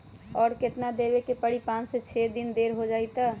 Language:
Magahi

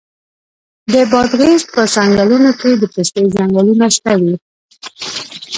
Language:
Pashto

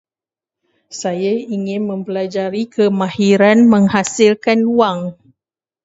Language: Malay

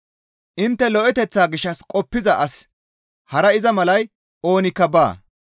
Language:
Gamo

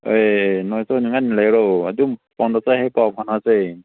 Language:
Manipuri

